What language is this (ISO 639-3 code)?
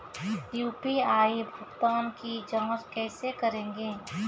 mai